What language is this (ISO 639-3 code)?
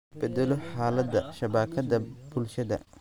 som